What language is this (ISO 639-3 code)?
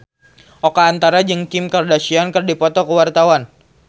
sun